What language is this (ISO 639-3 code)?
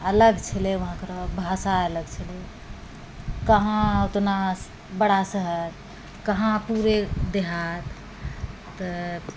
mai